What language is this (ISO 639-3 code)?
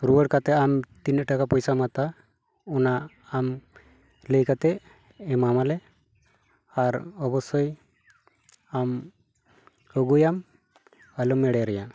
sat